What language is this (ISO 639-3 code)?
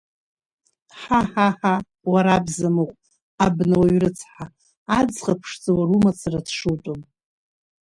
abk